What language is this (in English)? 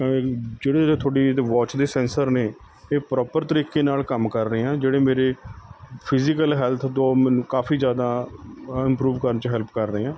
Punjabi